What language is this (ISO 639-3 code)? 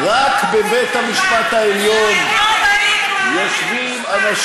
heb